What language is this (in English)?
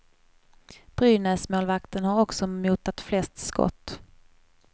Swedish